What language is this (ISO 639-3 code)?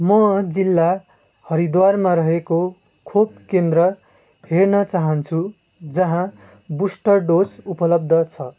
nep